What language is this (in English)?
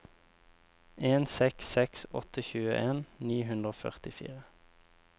Norwegian